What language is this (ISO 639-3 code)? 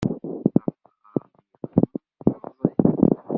kab